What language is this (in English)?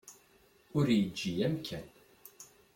Kabyle